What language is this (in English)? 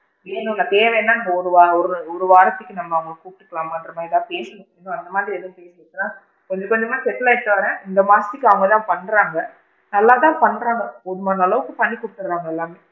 Tamil